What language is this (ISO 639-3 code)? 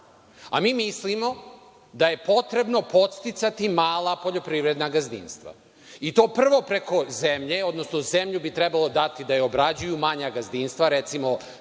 srp